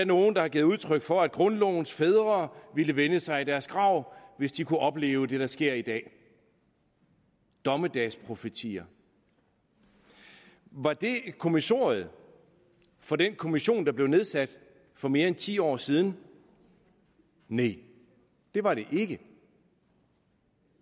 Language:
Danish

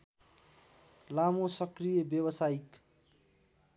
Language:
Nepali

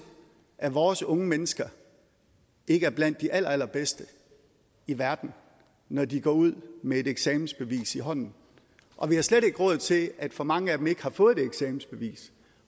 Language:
Danish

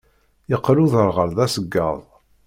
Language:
Kabyle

